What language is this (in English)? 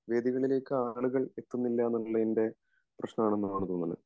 Malayalam